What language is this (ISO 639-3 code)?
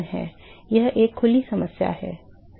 hin